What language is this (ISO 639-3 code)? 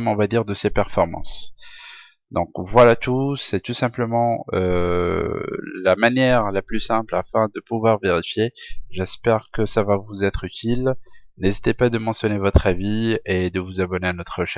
fra